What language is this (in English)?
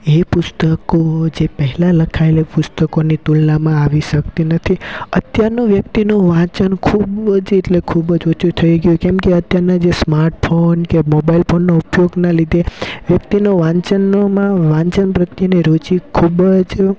Gujarati